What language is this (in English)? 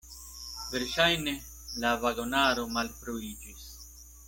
Esperanto